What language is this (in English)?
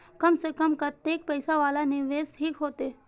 Maithili